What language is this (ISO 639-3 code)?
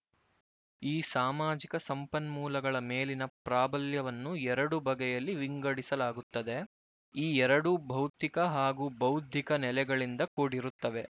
kan